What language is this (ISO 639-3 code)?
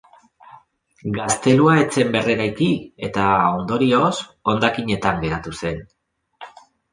eus